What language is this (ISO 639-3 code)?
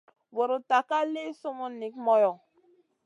mcn